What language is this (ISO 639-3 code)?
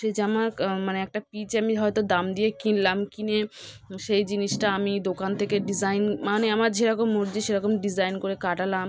ben